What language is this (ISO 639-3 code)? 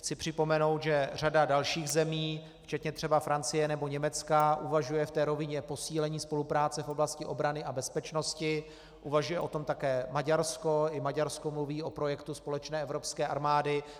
ces